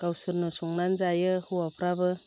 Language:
Bodo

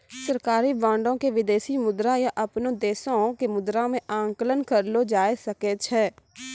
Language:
Maithili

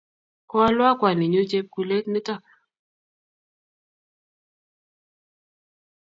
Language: Kalenjin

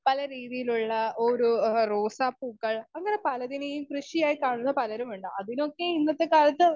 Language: Malayalam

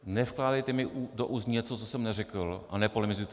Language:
Czech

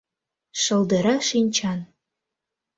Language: Mari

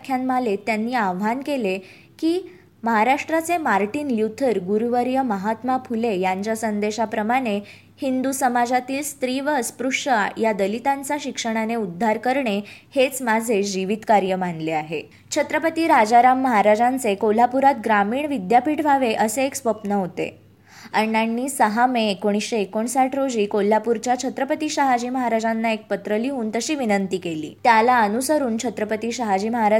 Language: Marathi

